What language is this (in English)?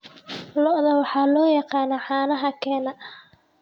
Somali